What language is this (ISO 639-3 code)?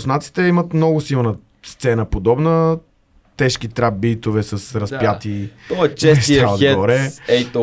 bul